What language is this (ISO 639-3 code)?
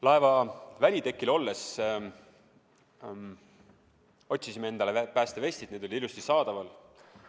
est